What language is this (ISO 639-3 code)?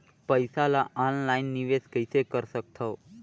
hne